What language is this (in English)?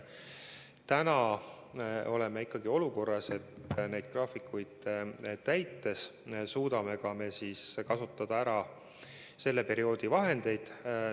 Estonian